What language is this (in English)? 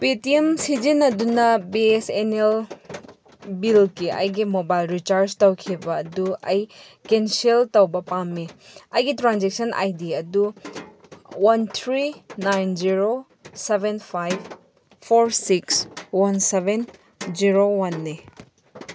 Manipuri